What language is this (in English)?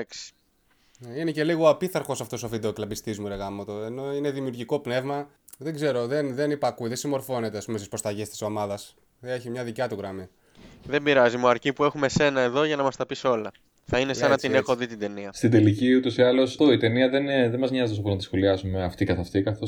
Greek